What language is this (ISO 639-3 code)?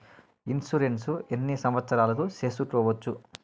tel